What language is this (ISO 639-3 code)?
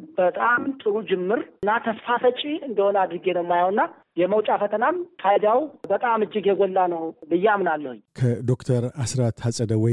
amh